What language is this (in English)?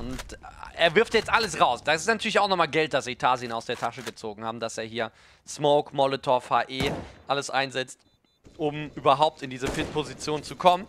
German